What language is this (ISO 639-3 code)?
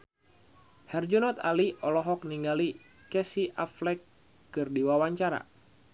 sun